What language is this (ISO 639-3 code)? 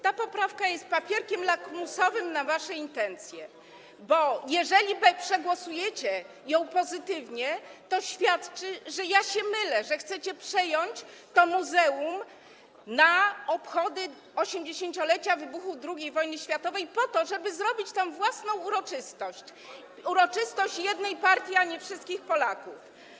pol